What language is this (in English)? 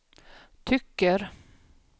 Swedish